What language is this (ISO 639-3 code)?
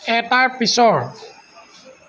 asm